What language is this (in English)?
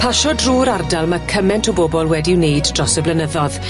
Welsh